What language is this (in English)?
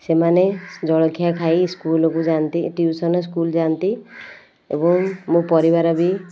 Odia